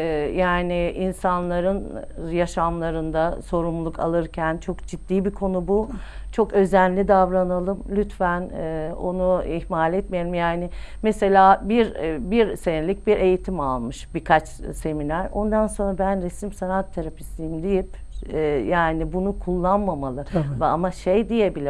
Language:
Turkish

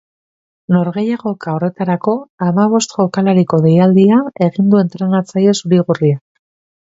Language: Basque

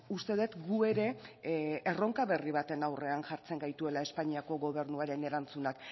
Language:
Basque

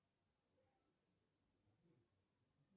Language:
Russian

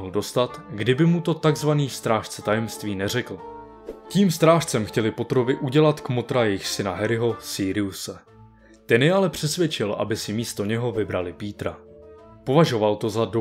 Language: Czech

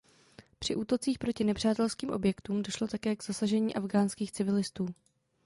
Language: Czech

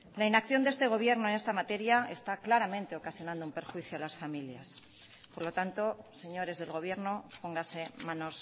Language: Spanish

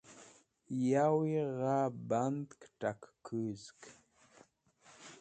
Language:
Wakhi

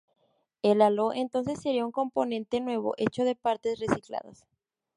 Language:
Spanish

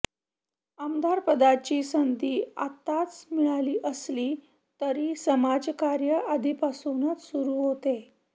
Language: Marathi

